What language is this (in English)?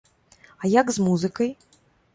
Belarusian